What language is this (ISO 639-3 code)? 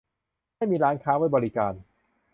tha